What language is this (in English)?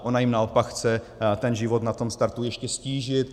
Czech